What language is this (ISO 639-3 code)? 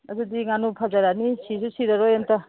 mni